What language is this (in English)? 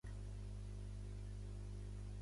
Catalan